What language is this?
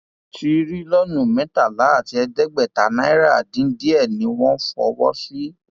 Yoruba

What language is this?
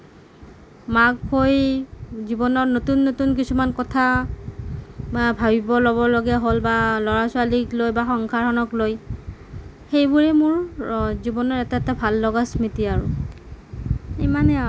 Assamese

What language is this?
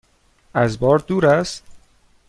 Persian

